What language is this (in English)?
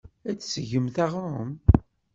Kabyle